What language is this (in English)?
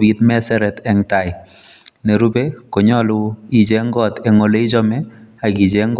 Kalenjin